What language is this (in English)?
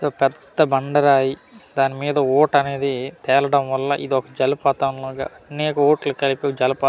Telugu